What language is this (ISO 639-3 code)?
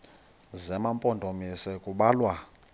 xho